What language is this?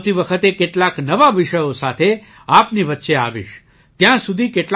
Gujarati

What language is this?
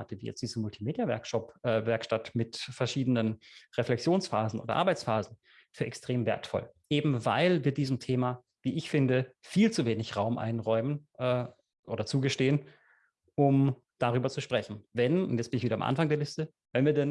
German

